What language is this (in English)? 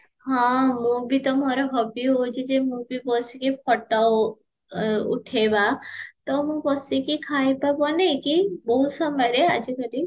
Odia